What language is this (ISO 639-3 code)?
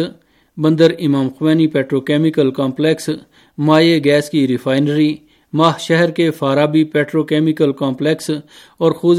urd